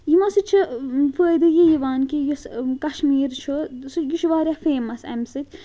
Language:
Kashmiri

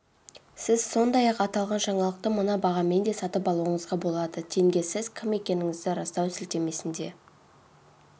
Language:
Kazakh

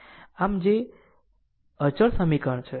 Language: Gujarati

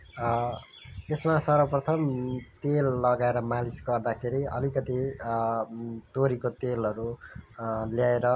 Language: Nepali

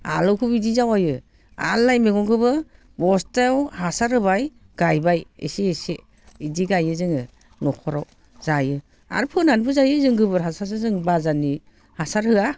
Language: Bodo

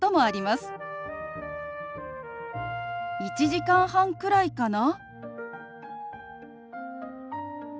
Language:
Japanese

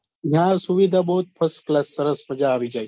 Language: Gujarati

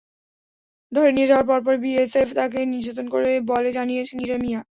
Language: Bangla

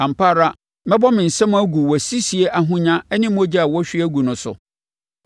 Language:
Akan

